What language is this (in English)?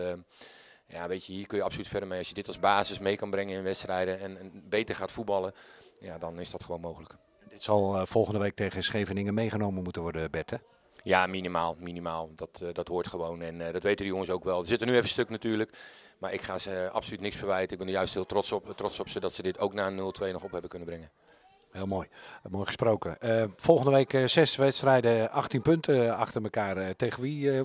Dutch